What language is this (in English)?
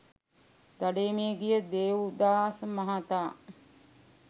Sinhala